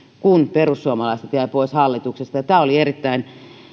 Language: Finnish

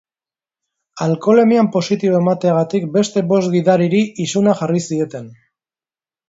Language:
Basque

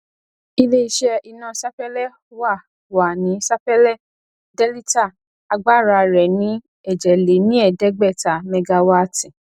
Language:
Yoruba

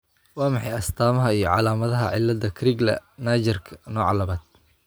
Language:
Somali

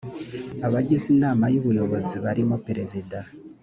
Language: Kinyarwanda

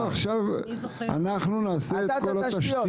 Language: Hebrew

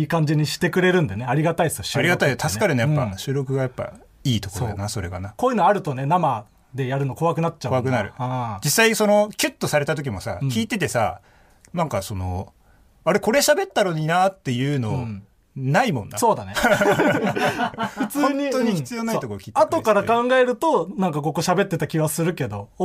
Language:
Japanese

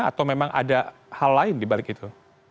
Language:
Indonesian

